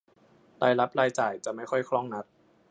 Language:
Thai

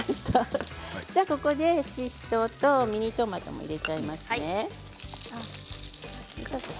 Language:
Japanese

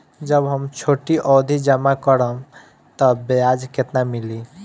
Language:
Bhojpuri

